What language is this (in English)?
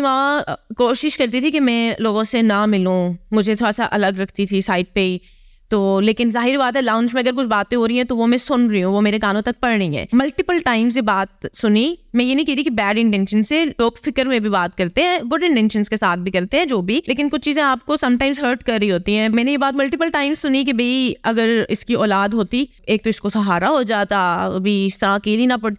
Urdu